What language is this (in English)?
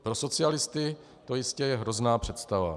Czech